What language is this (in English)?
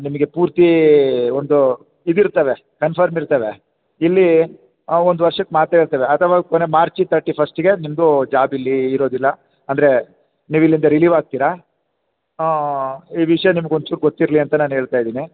Kannada